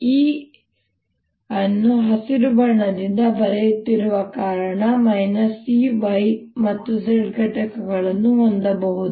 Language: Kannada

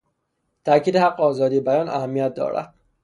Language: Persian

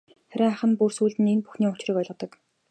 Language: Mongolian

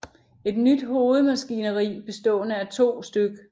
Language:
Danish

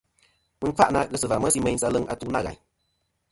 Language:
Kom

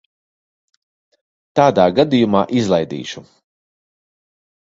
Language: Latvian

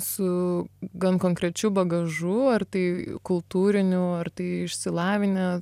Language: Lithuanian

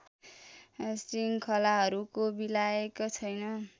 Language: Nepali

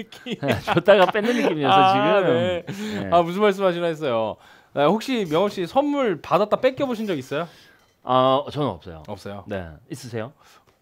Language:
Korean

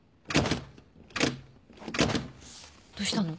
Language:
Japanese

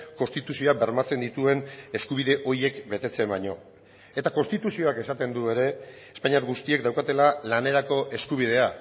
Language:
Basque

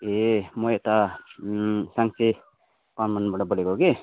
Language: Nepali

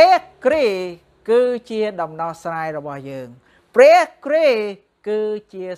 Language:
Thai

